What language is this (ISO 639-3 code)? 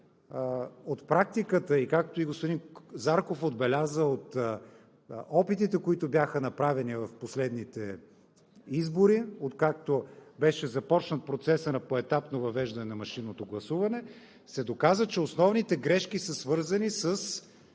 bul